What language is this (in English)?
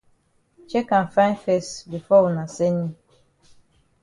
Cameroon Pidgin